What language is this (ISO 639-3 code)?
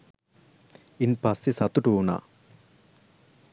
sin